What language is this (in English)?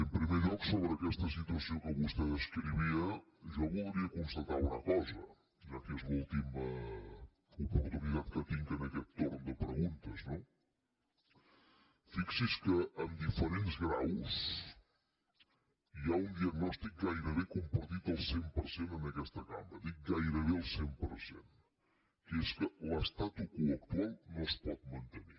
Catalan